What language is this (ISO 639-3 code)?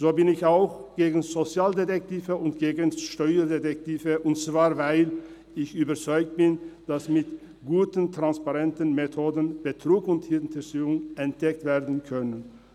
gsw